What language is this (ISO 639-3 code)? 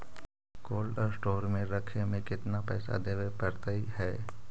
mag